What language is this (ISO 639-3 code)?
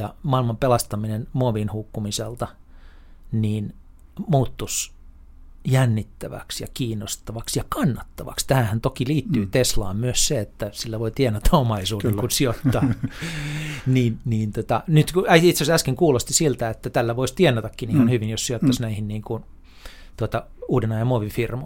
fin